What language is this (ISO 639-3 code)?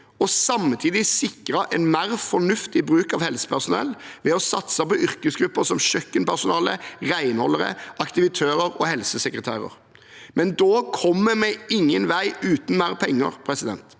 nor